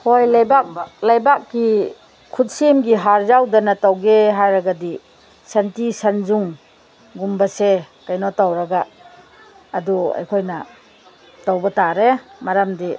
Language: Manipuri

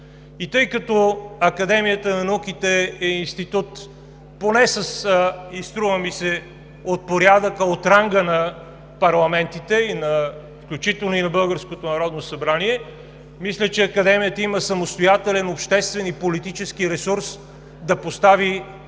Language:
Bulgarian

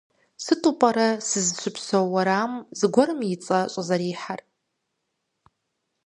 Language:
Kabardian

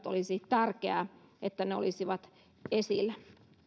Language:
Finnish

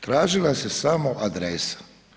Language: Croatian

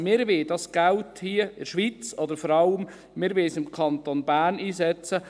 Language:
Swiss German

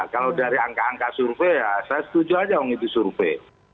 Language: Indonesian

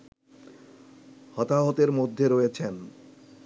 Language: Bangla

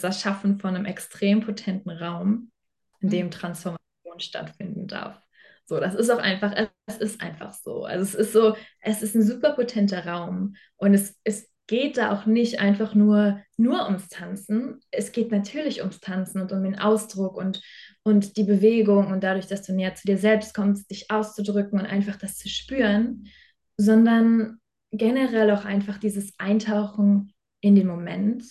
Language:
German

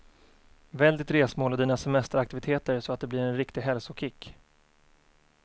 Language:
Swedish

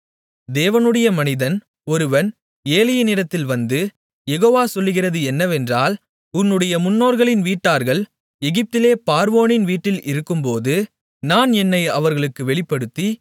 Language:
Tamil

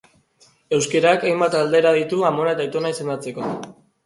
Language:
Basque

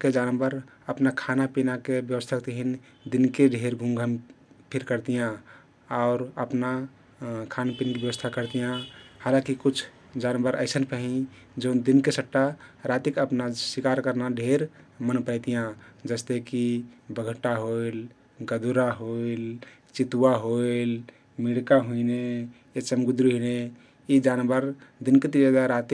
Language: Kathoriya Tharu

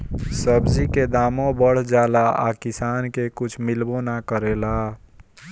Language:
Bhojpuri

